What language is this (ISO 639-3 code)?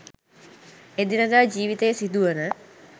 sin